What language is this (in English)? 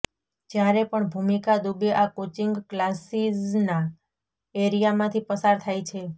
Gujarati